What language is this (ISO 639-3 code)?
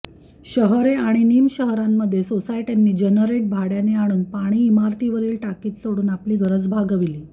mar